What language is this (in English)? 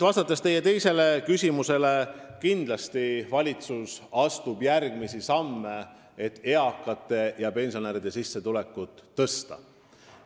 Estonian